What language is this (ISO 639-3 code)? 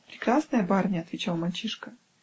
rus